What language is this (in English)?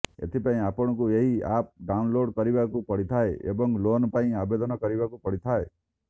Odia